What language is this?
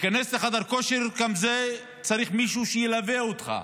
Hebrew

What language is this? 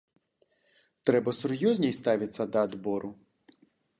Belarusian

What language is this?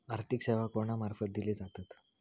Marathi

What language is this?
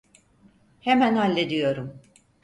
Turkish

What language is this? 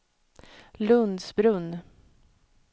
Swedish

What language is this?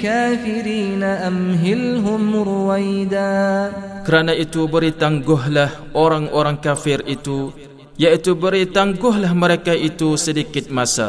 Malay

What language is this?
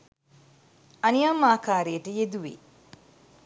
Sinhala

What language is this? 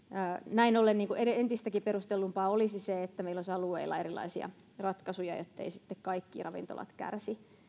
Finnish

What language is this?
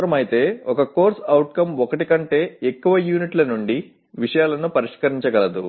Telugu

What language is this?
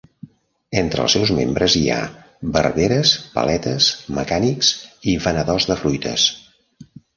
Catalan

